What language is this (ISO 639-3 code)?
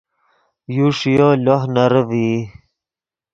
ydg